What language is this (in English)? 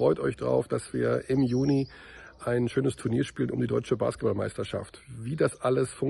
German